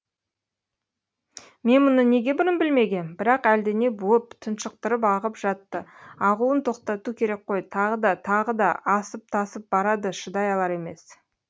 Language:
Kazakh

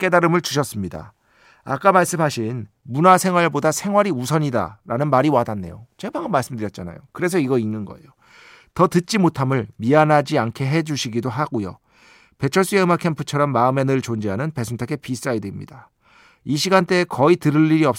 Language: Korean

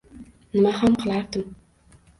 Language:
Uzbek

